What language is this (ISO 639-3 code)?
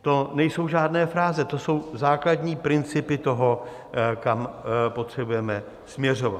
ces